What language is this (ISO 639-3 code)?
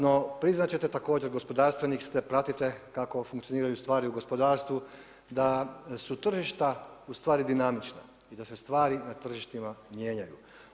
hrv